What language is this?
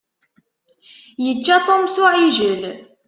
Kabyle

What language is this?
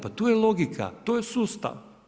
Croatian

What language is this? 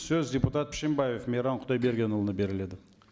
Kazakh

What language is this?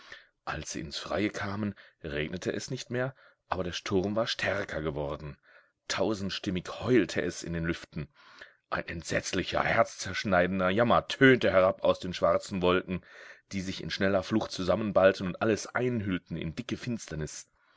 German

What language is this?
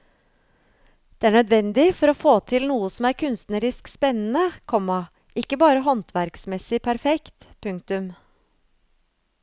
Norwegian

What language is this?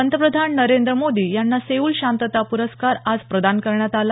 Marathi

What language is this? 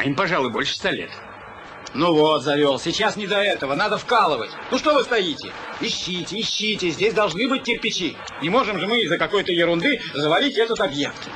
Russian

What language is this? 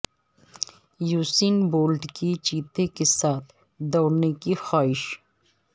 Urdu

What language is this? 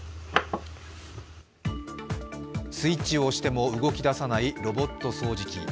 Japanese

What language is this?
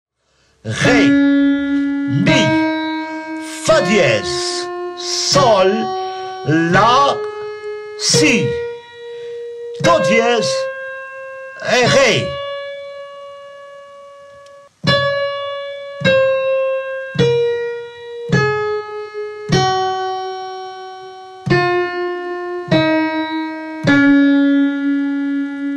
French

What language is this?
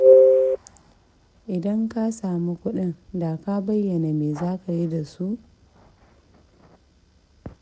Hausa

